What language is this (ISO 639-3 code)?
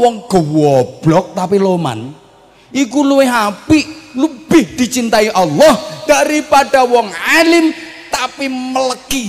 ind